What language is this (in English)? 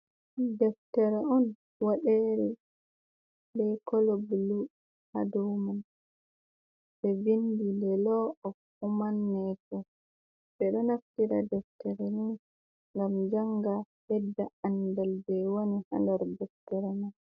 Fula